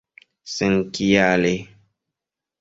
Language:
Esperanto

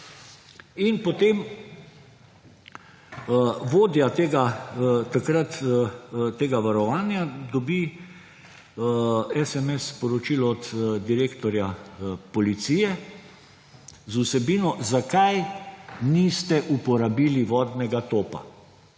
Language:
Slovenian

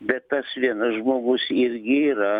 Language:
Lithuanian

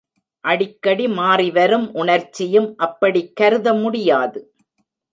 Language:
Tamil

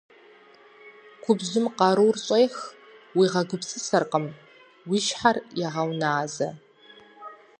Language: Kabardian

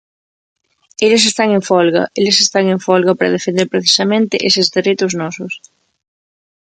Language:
Galician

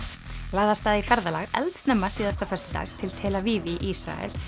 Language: Icelandic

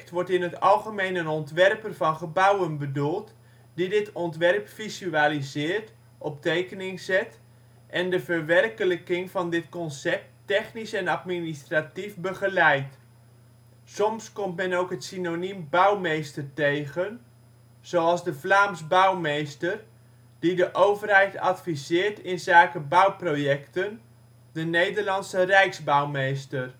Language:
Dutch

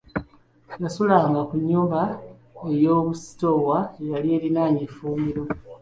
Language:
Ganda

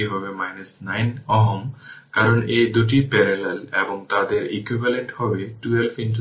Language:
Bangla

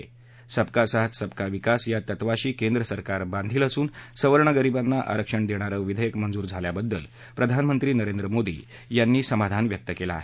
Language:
Marathi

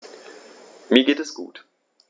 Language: German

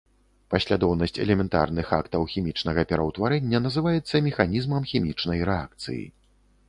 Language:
Belarusian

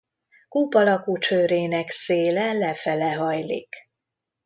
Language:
Hungarian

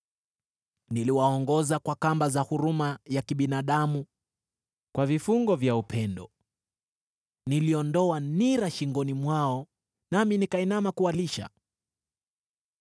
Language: Swahili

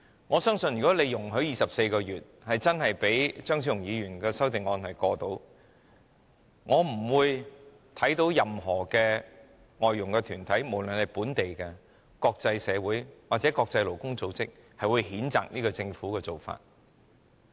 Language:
Cantonese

